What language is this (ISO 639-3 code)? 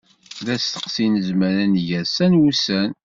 kab